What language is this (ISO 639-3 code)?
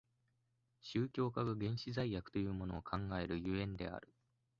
jpn